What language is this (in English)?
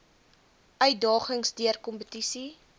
Afrikaans